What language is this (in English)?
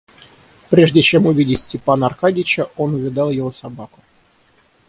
Russian